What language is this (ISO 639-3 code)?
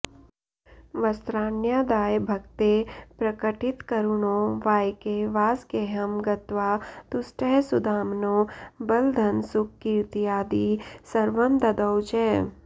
san